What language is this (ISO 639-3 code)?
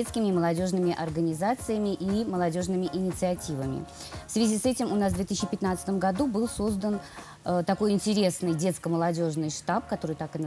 rus